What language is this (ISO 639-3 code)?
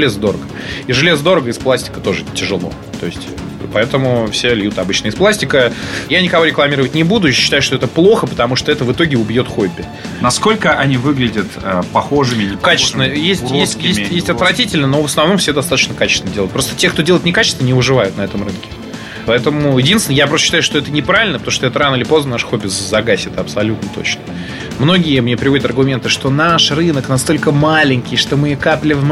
rus